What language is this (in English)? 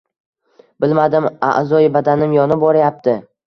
Uzbek